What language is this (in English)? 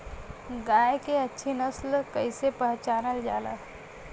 Bhojpuri